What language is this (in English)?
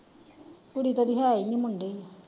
Punjabi